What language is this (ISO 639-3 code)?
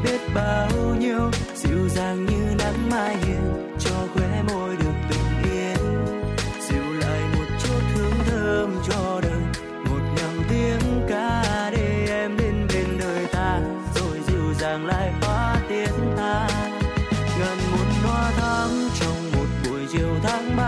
vie